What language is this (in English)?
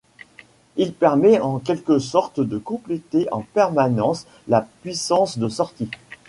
French